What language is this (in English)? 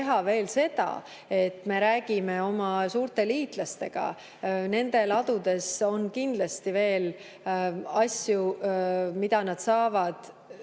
Estonian